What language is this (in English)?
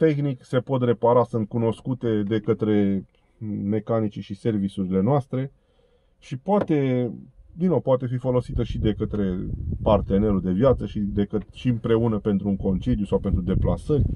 Romanian